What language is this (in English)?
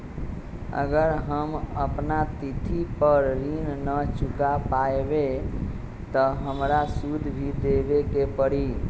Magahi